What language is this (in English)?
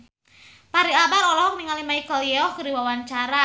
Sundanese